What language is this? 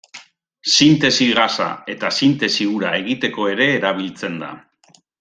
Basque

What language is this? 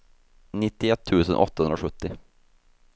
Swedish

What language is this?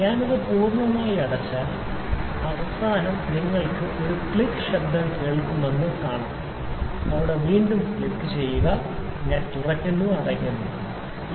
Malayalam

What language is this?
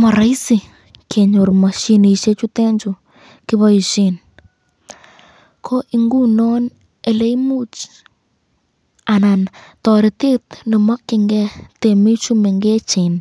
Kalenjin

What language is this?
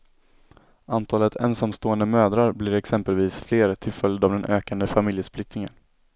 Swedish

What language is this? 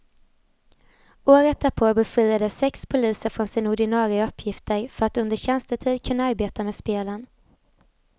Swedish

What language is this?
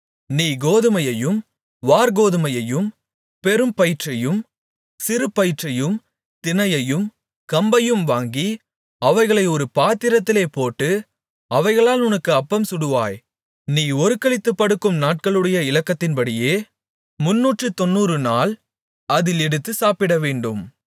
Tamil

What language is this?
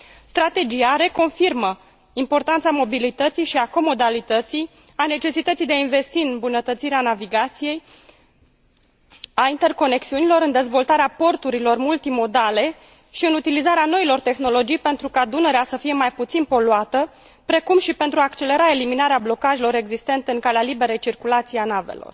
Romanian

